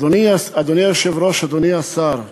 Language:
Hebrew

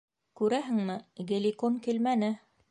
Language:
Bashkir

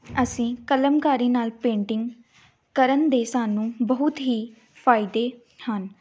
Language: Punjabi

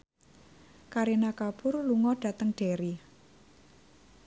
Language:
Javanese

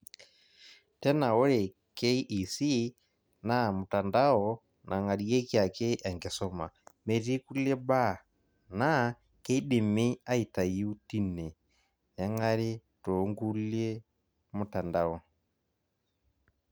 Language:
Masai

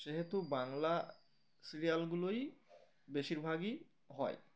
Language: Bangla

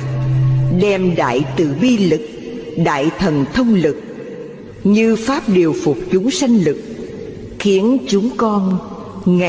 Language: Vietnamese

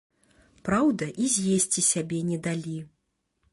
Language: Belarusian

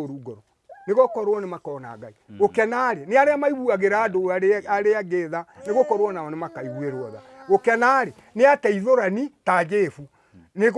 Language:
Italian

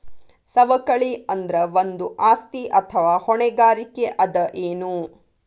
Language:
Kannada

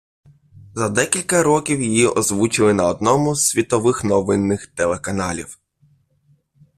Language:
Ukrainian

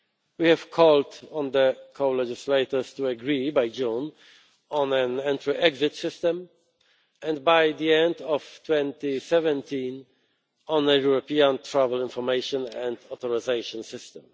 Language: English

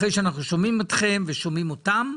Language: Hebrew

